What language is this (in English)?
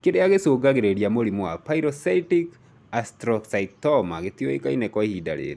Kikuyu